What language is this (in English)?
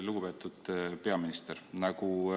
Estonian